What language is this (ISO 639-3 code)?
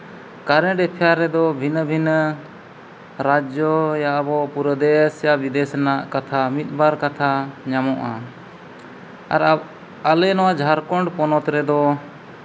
sat